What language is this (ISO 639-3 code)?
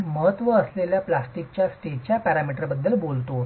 mar